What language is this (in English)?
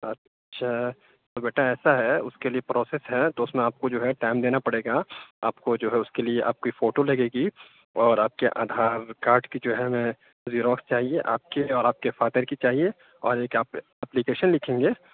Urdu